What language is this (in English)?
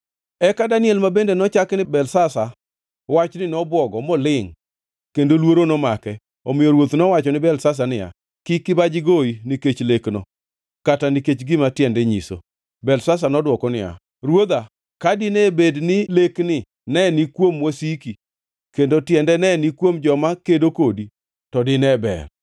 Luo (Kenya and Tanzania)